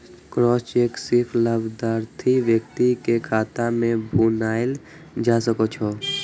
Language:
Maithili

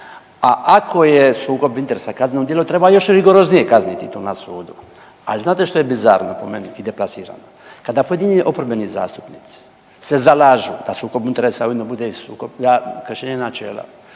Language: Croatian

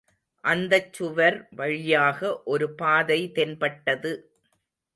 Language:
Tamil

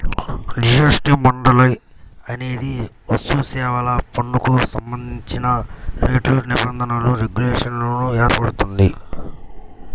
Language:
Telugu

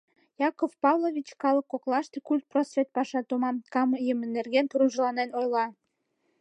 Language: Mari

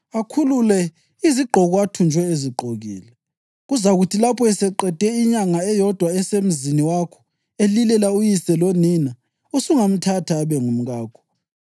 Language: North Ndebele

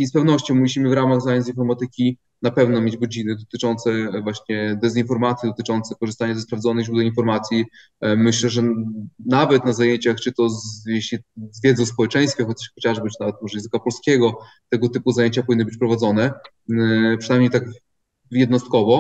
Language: Polish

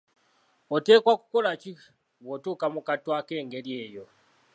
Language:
Ganda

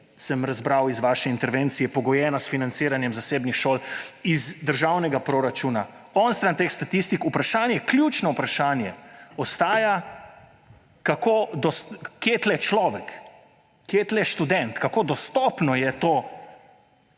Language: Slovenian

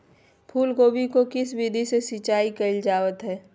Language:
Magahi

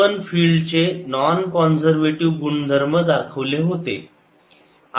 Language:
Marathi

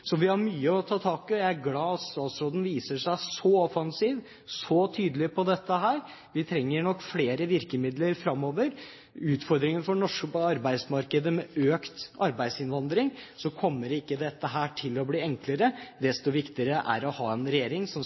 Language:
Norwegian Bokmål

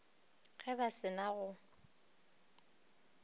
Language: Northern Sotho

